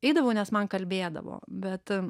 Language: Lithuanian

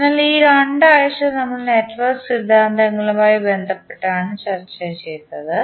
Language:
Malayalam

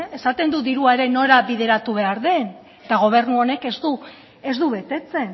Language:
Basque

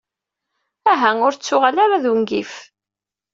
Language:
Kabyle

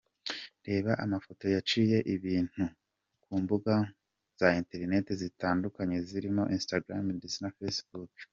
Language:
Kinyarwanda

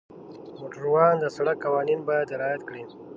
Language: Pashto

